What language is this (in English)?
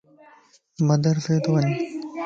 Lasi